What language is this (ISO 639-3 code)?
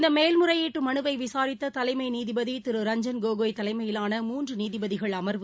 tam